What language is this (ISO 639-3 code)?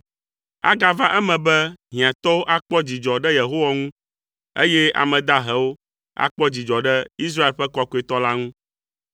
ewe